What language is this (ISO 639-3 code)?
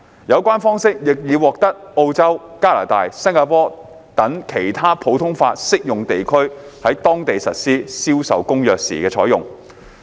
yue